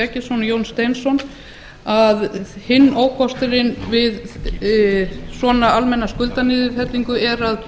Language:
Icelandic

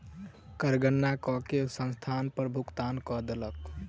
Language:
Maithili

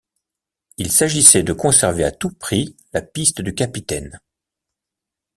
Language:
French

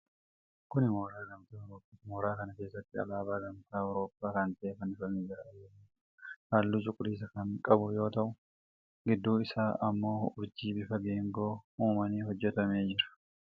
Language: Oromo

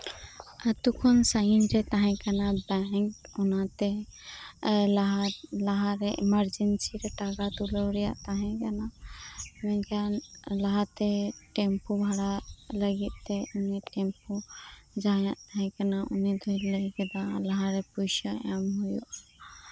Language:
Santali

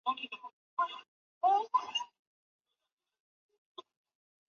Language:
Chinese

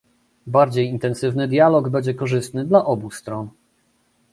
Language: Polish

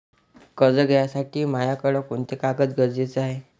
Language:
Marathi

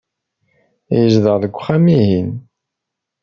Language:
Kabyle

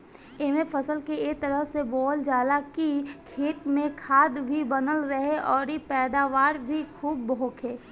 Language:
Bhojpuri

